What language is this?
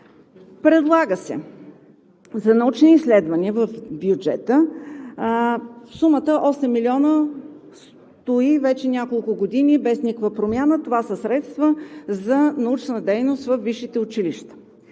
Bulgarian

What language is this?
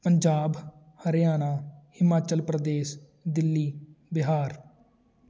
Punjabi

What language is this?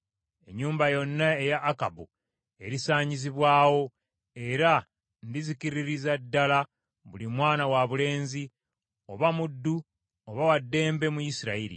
Ganda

